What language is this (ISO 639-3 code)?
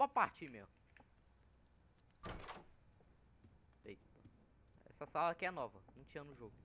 por